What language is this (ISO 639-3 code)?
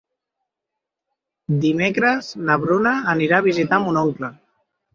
cat